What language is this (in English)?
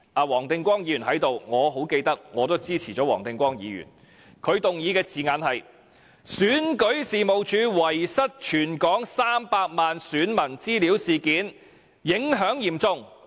Cantonese